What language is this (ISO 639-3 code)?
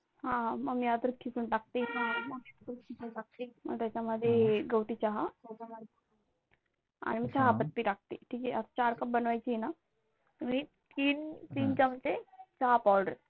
mar